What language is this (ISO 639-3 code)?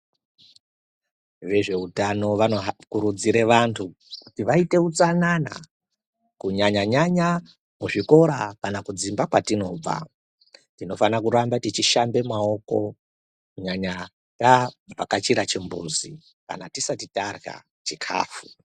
ndc